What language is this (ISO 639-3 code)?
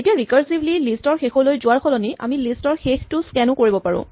asm